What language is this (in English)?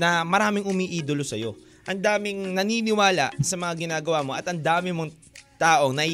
Filipino